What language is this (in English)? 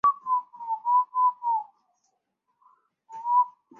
Chinese